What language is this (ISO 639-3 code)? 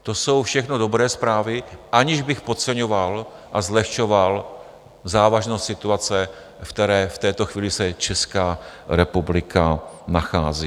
ces